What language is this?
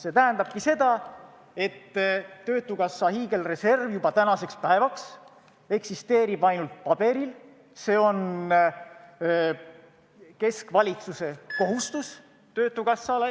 Estonian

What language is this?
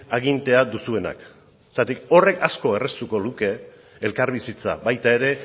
Basque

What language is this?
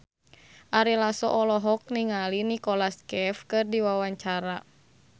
Sundanese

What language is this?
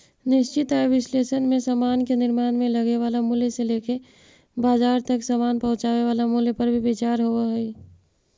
Magahi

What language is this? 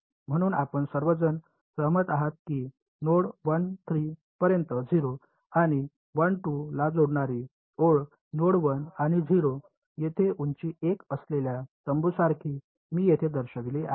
Marathi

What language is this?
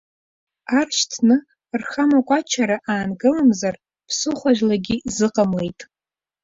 Abkhazian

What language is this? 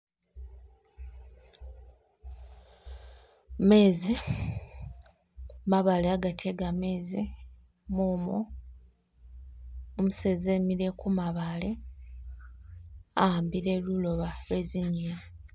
Masaaba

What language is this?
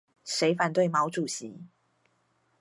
Chinese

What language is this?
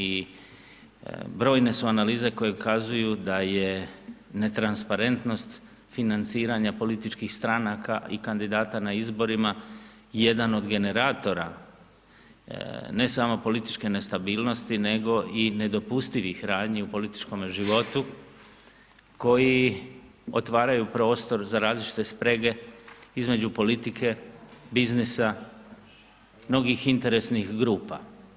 Croatian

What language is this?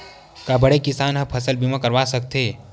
Chhattisgarhi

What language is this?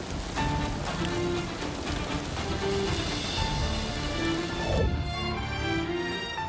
Persian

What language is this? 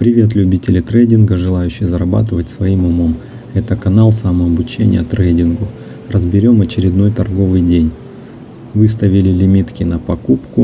Russian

